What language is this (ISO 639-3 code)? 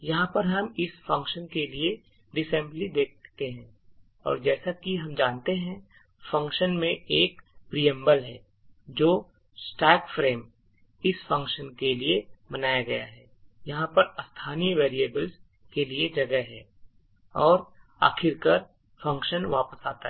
hin